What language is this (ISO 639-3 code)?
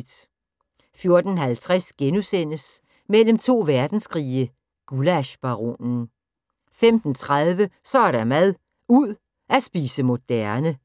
dan